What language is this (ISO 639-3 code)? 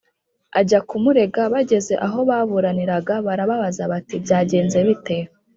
kin